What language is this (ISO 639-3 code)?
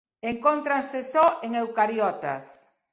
glg